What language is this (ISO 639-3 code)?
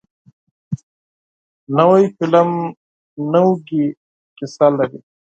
pus